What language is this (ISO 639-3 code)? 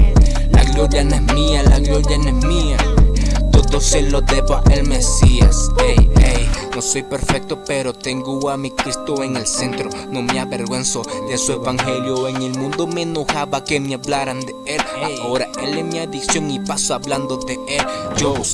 spa